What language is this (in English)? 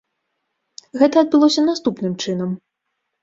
Belarusian